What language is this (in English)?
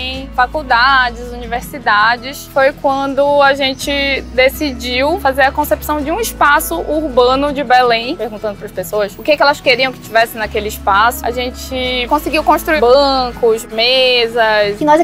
Portuguese